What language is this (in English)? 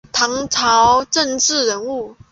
Chinese